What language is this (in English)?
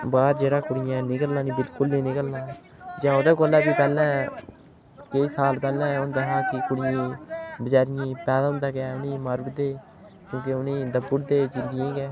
Dogri